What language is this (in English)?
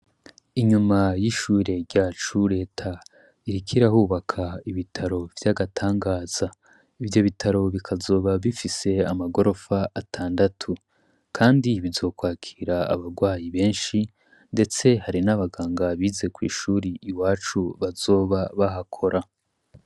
Rundi